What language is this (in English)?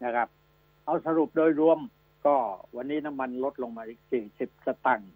Thai